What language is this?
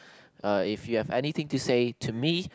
English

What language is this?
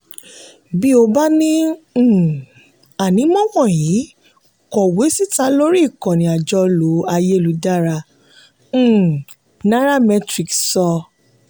Yoruba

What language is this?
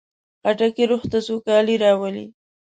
Pashto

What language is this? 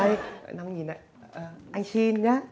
Vietnamese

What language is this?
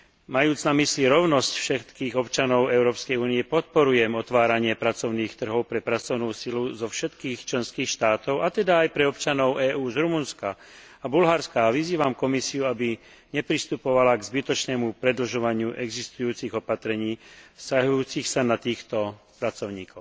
Slovak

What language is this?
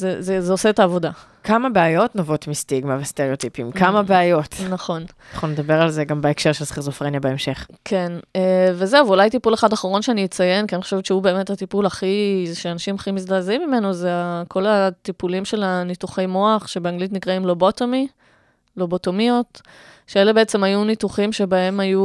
Hebrew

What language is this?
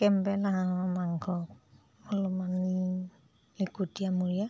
Assamese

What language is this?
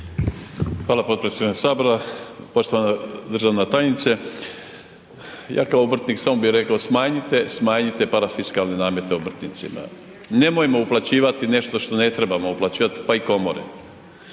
Croatian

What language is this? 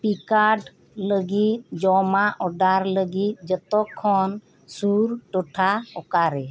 Santali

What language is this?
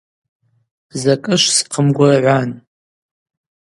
Abaza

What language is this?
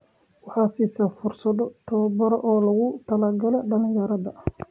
Somali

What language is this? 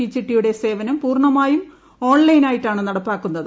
Malayalam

